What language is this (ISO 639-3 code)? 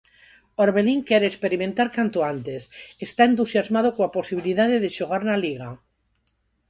glg